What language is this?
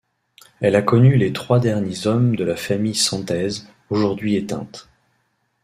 French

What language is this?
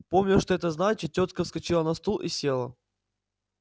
Russian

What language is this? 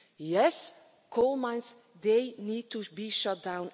English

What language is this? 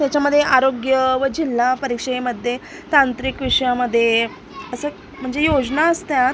Marathi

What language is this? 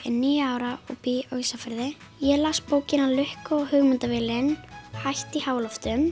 Icelandic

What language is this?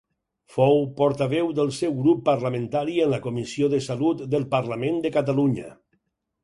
Catalan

